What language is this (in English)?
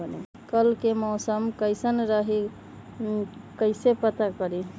Magahi